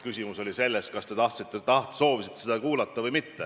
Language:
Estonian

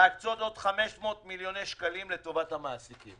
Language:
Hebrew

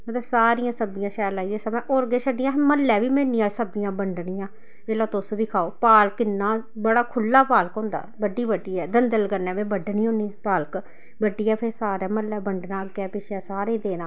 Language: Dogri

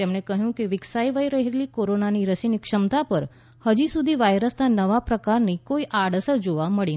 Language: Gujarati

